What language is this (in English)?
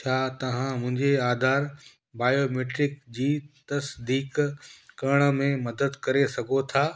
Sindhi